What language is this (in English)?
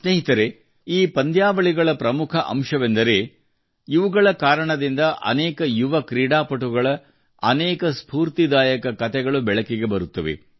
Kannada